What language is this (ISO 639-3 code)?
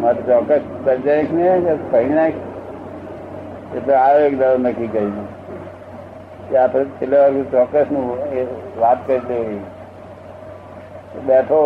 guj